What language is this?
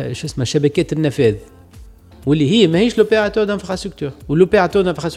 Arabic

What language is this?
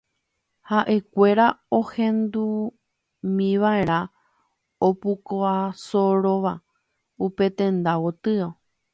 Guarani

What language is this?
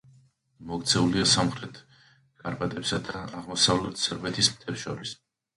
Georgian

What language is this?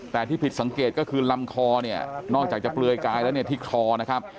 Thai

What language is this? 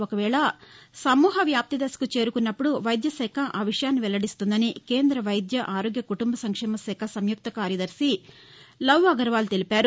Telugu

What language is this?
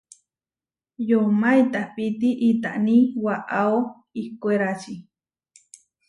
Huarijio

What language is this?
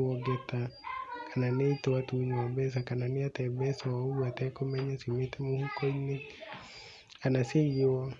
Kikuyu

